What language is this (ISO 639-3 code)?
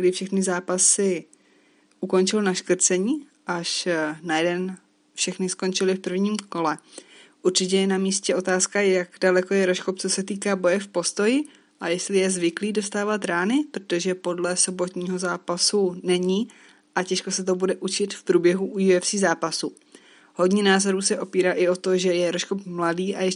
ces